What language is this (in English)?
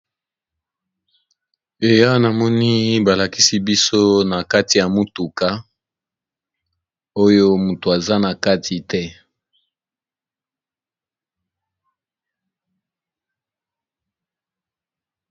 Lingala